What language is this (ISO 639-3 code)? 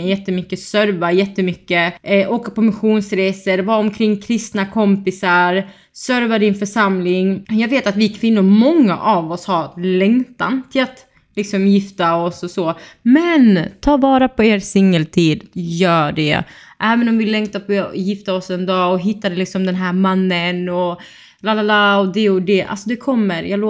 swe